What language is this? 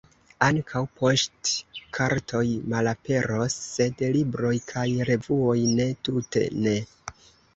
Esperanto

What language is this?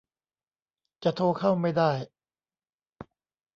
Thai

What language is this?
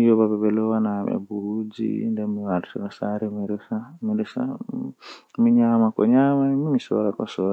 Western Niger Fulfulde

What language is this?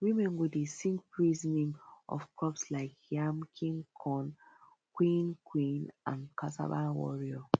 Nigerian Pidgin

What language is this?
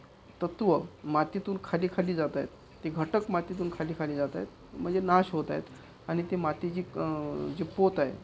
Marathi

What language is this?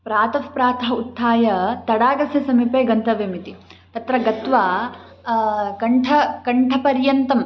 Sanskrit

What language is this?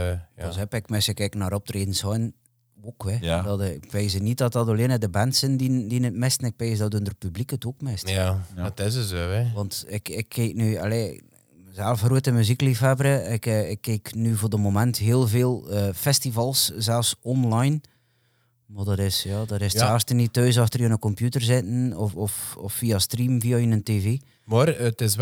Dutch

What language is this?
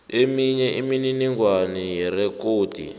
South Ndebele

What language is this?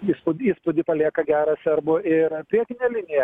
Lithuanian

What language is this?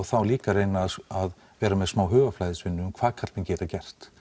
Icelandic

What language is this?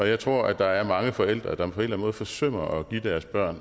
Danish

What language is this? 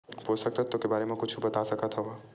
Chhattisgarhi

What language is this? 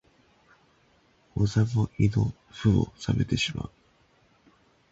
Japanese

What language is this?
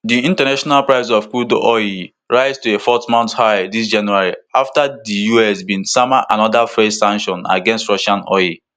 Nigerian Pidgin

